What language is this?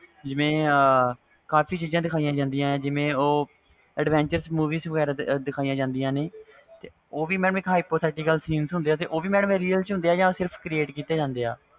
Punjabi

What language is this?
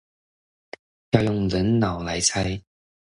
Chinese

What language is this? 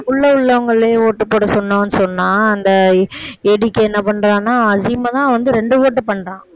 Tamil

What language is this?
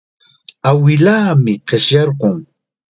Chiquián Ancash Quechua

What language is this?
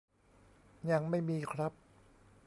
Thai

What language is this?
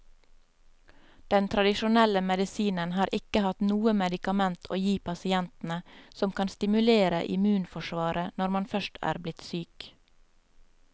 Norwegian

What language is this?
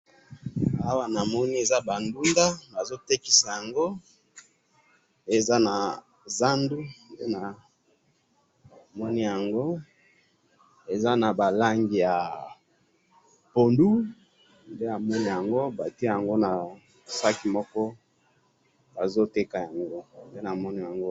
Lingala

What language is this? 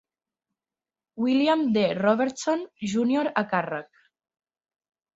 Catalan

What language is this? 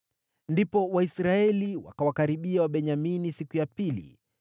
Swahili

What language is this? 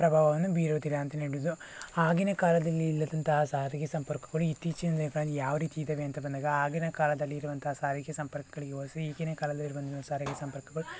Kannada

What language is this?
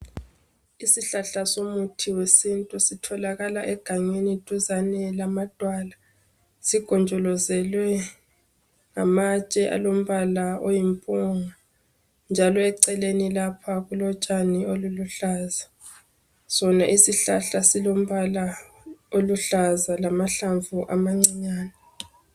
North Ndebele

